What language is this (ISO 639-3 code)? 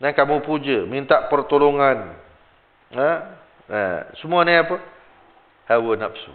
msa